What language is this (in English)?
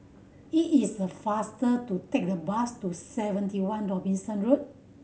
English